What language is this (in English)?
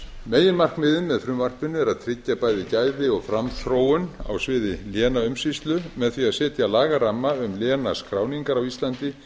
Icelandic